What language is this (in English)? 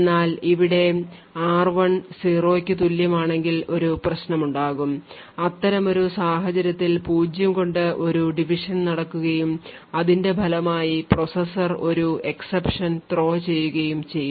Malayalam